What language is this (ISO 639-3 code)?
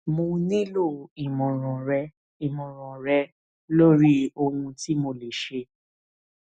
yor